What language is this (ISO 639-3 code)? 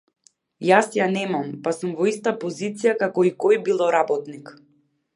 mkd